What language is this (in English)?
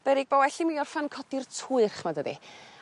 Welsh